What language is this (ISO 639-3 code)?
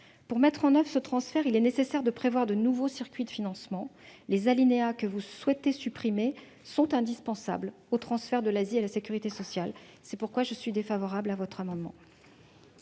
fra